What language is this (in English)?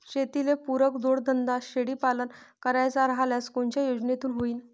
Marathi